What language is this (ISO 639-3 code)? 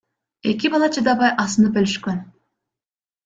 kir